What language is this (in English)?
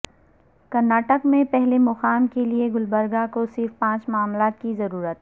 Urdu